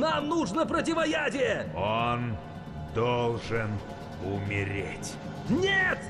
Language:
Russian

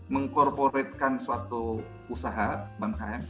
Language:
Indonesian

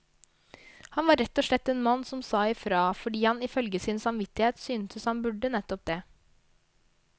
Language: Norwegian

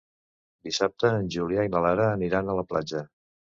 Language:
Catalan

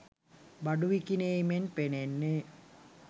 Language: Sinhala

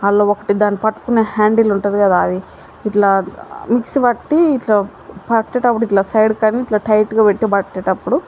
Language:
Telugu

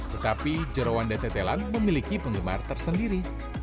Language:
Indonesian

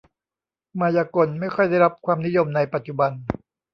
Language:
Thai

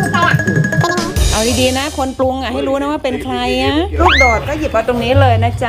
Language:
Thai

